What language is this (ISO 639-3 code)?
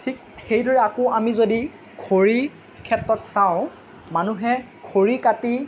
asm